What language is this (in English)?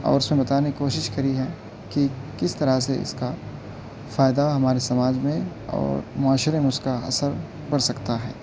Urdu